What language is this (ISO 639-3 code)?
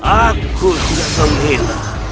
ind